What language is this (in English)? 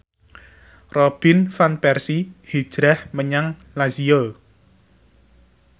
Javanese